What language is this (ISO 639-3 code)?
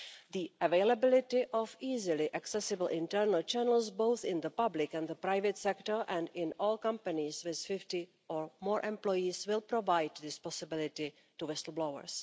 eng